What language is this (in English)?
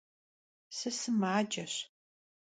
Kabardian